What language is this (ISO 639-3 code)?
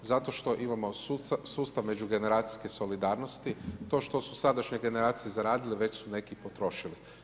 hrv